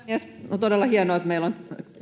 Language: Finnish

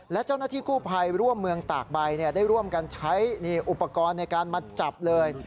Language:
Thai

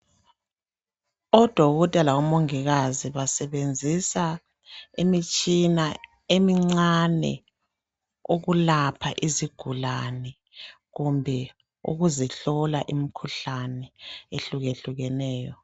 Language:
North Ndebele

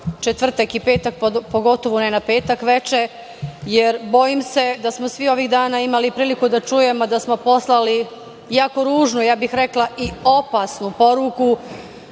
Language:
Serbian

